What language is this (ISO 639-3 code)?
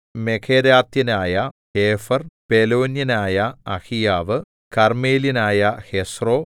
mal